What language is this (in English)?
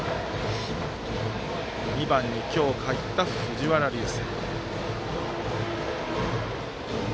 Japanese